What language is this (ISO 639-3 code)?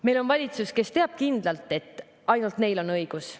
est